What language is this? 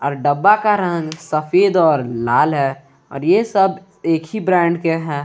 Hindi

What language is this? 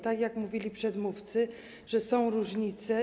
Polish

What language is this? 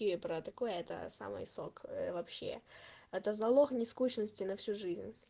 Russian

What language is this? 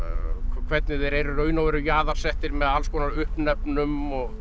Icelandic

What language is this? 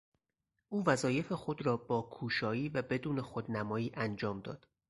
Persian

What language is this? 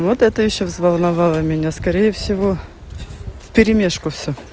Russian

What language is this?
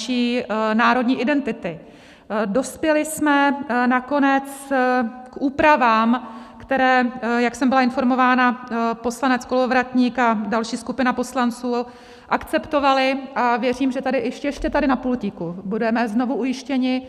Czech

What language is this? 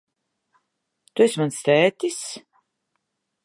Latvian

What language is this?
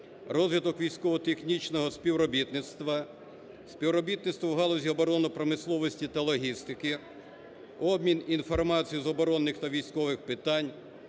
Ukrainian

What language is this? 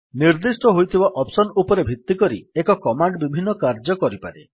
Odia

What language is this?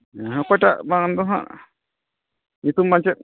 Santali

